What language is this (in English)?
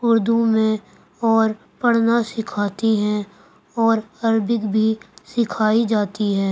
Urdu